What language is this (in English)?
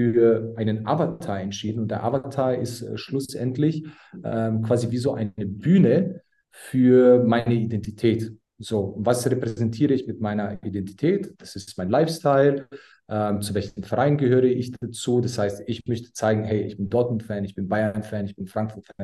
German